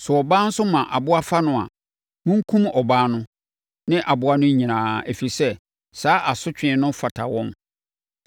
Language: Akan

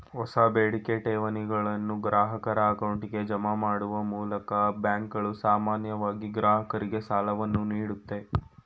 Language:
Kannada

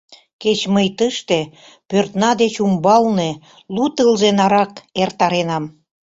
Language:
Mari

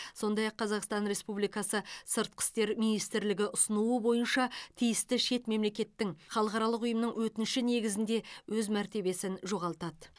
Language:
Kazakh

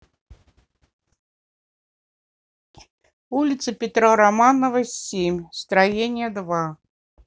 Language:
Russian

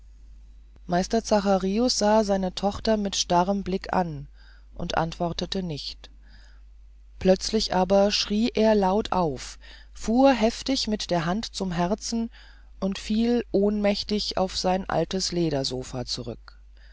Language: German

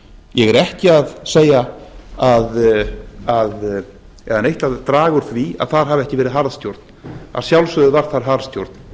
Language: Icelandic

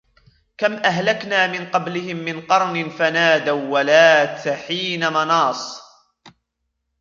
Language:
Arabic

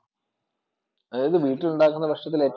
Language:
Malayalam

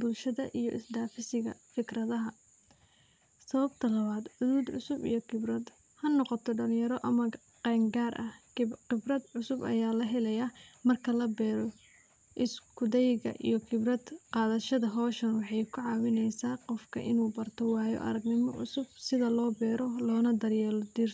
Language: Somali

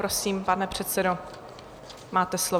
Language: Czech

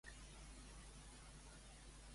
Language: Catalan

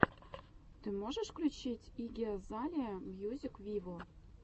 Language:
Russian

